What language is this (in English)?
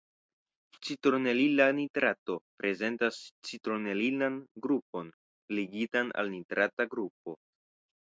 Esperanto